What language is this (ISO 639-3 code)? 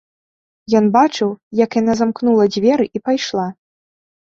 bel